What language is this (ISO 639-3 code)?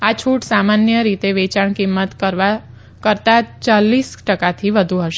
guj